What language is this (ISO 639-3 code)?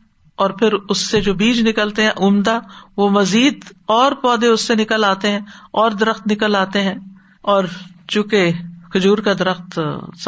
urd